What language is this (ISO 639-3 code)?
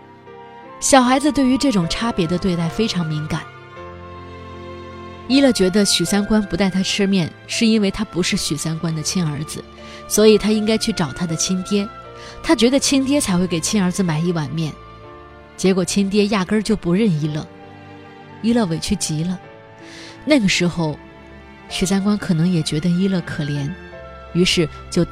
zho